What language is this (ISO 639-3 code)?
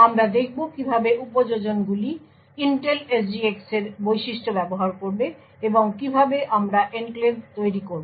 ben